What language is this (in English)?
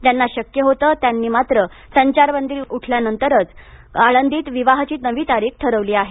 Marathi